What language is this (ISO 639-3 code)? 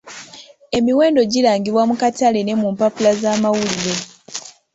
lug